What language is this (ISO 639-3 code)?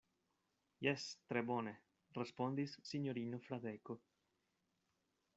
epo